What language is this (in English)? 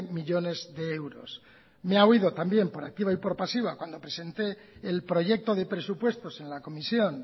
Spanish